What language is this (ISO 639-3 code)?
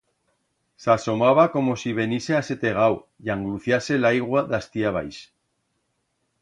arg